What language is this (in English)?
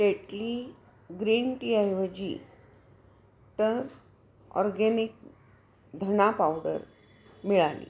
Marathi